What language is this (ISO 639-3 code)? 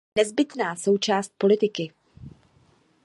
ces